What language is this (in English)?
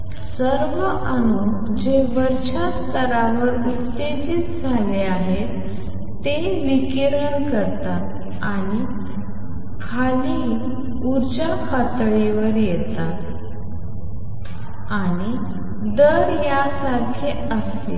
Marathi